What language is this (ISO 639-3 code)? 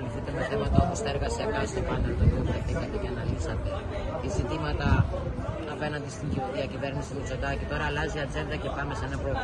ell